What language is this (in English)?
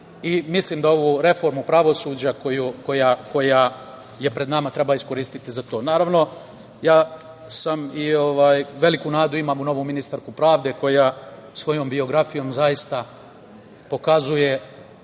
Serbian